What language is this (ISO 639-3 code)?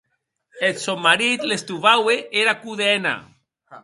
oci